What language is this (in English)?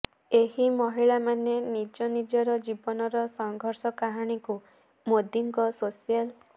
Odia